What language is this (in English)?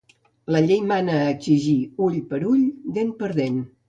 Catalan